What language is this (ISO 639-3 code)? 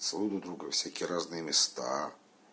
rus